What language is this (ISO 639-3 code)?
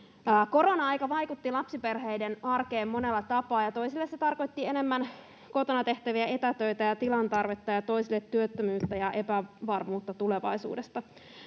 fin